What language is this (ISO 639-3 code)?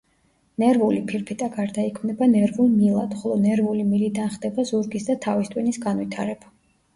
kat